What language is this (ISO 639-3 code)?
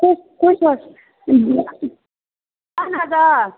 kas